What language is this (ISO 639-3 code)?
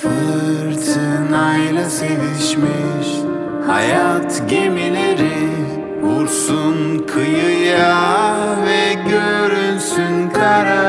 tur